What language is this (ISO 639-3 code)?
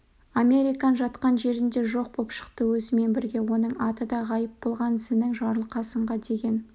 kaz